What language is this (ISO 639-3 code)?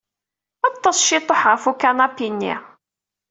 kab